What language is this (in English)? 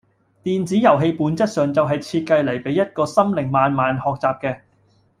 Cantonese